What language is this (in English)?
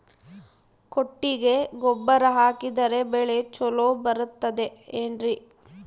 Kannada